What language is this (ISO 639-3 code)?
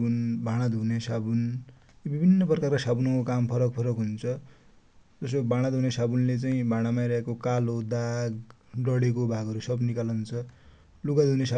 dty